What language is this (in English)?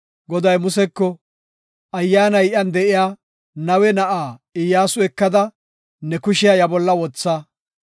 Gofa